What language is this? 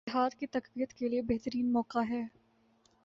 Urdu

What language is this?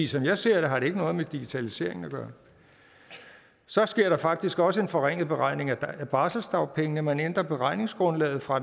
Danish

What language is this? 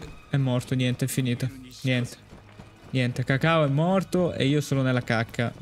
Italian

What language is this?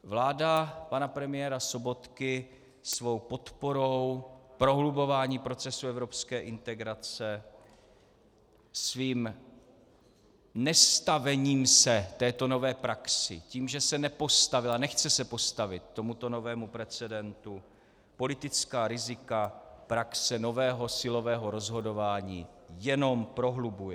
Czech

